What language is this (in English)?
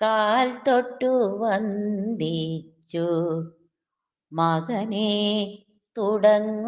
Vietnamese